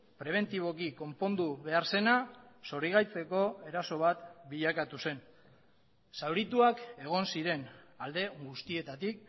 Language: Basque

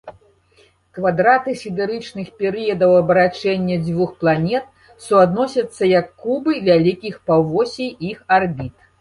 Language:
Belarusian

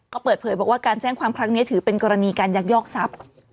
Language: Thai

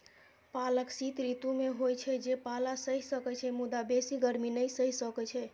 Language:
Maithili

